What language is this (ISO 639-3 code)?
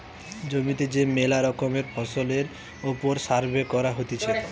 ben